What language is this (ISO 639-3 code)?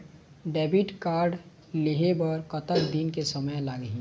hne